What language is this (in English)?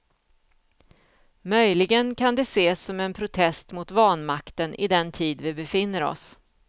Swedish